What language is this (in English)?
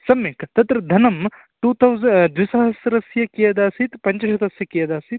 Sanskrit